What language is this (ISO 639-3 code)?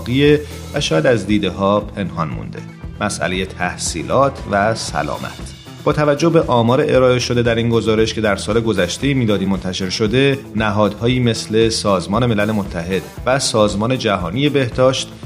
fas